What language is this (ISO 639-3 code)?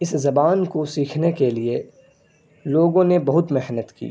urd